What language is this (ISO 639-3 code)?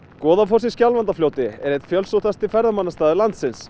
isl